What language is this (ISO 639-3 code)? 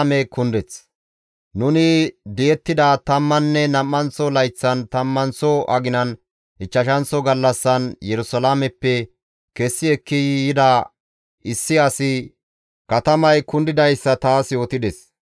gmv